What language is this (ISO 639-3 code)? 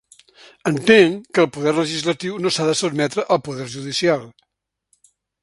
cat